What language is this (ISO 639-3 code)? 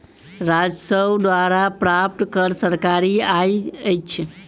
mai